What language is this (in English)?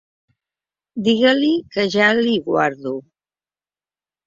Catalan